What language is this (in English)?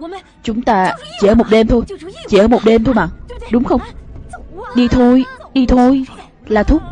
Vietnamese